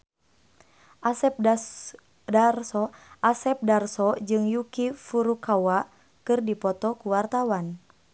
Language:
Sundanese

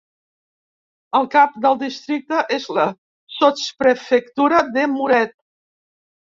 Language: Catalan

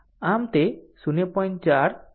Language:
Gujarati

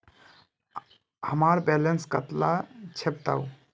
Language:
Magahi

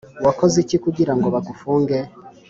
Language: Kinyarwanda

